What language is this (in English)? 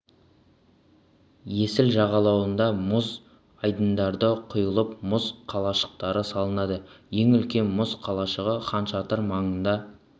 Kazakh